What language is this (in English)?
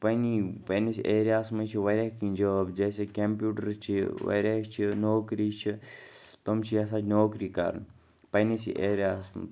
Kashmiri